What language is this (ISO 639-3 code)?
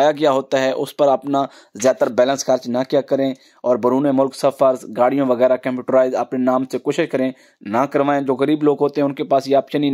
hin